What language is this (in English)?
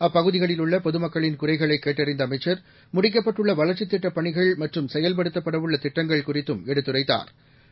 Tamil